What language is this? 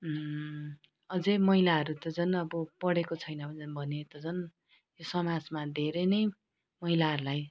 Nepali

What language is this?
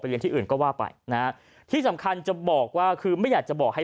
Thai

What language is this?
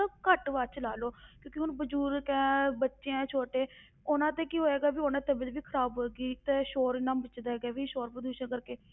Punjabi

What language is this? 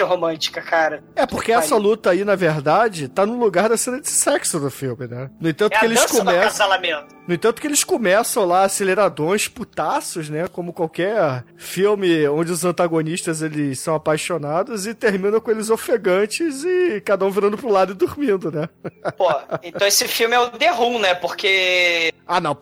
Portuguese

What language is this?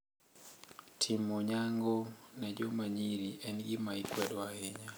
Luo (Kenya and Tanzania)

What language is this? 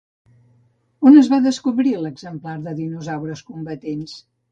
Catalan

